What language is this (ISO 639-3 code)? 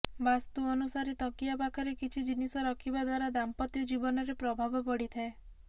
ori